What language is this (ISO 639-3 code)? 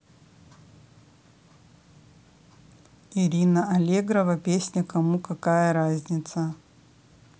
rus